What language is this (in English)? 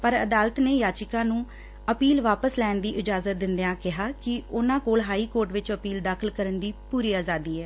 Punjabi